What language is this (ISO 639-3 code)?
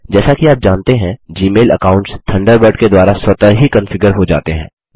hin